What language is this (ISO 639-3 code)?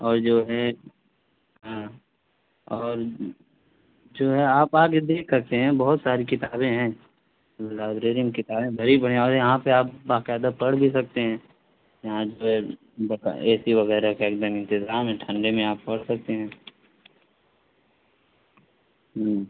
urd